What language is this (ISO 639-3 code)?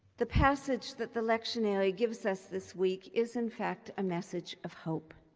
eng